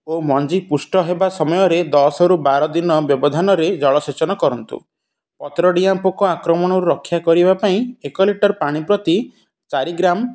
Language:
Odia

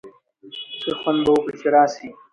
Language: Pashto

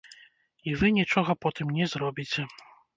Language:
Belarusian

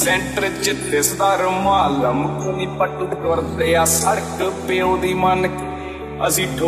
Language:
Punjabi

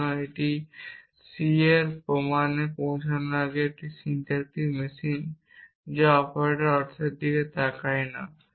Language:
Bangla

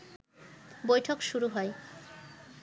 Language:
Bangla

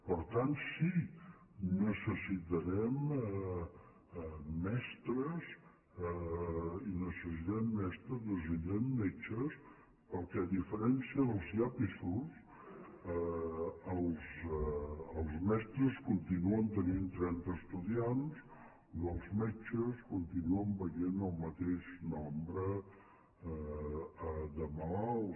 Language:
Catalan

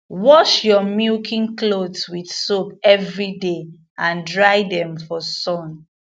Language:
Nigerian Pidgin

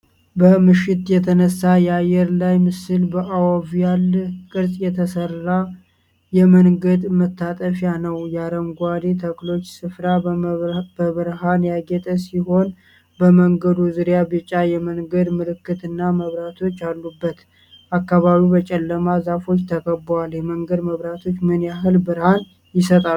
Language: Amharic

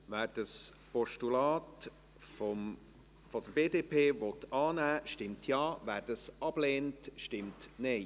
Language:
Swiss German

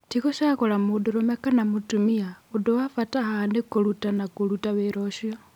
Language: Kikuyu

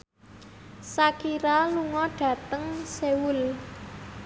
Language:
Javanese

